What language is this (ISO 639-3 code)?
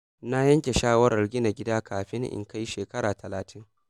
hau